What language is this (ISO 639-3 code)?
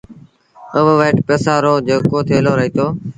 sbn